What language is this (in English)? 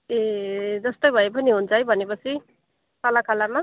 Nepali